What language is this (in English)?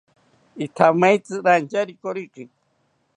South Ucayali Ashéninka